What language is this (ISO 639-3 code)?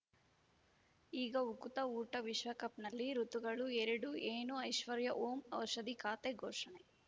kan